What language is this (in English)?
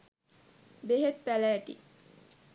Sinhala